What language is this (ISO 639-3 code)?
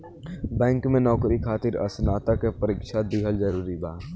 bho